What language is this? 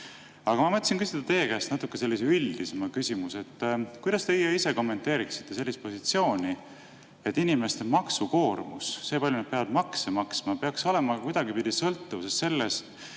Estonian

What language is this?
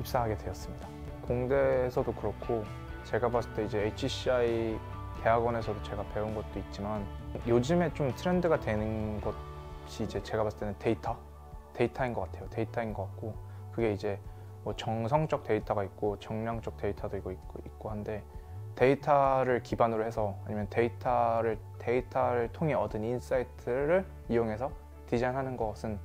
Korean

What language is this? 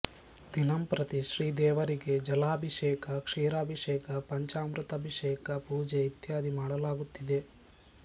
Kannada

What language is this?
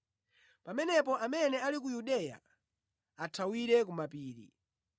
Nyanja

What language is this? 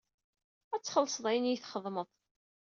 Kabyle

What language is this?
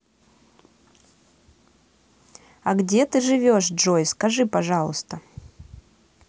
Russian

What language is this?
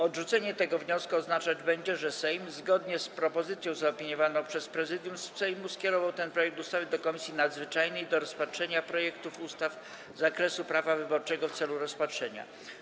Polish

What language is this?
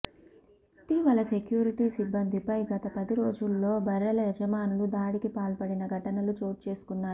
Telugu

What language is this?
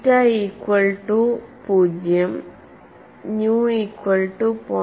Malayalam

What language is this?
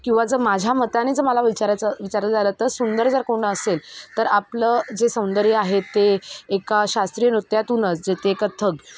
Marathi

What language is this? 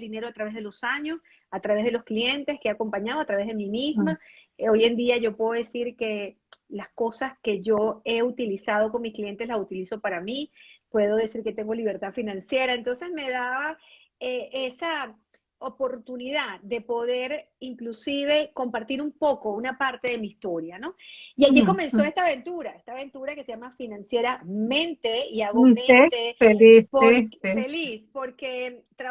Spanish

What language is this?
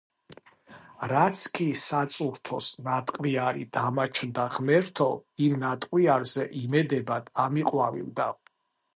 Georgian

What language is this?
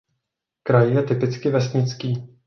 Czech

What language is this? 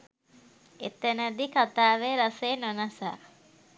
Sinhala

